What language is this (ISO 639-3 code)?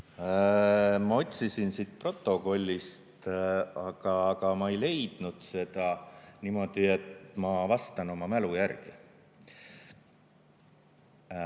est